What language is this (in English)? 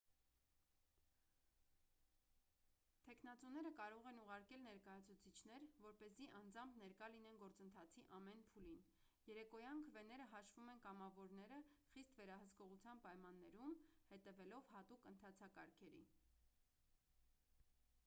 Armenian